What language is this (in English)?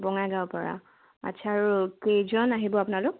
Assamese